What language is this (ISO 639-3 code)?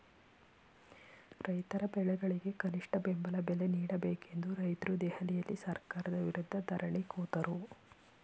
kan